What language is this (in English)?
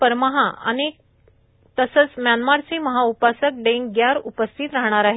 Marathi